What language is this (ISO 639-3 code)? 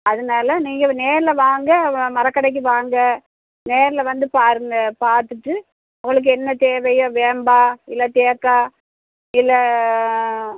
tam